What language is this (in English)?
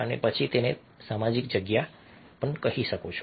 Gujarati